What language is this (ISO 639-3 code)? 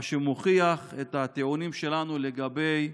heb